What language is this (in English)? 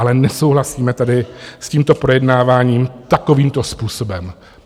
Czech